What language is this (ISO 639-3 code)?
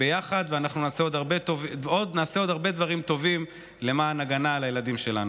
heb